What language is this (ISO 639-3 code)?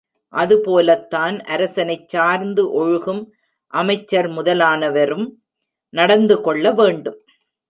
tam